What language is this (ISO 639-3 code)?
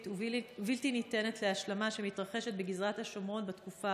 heb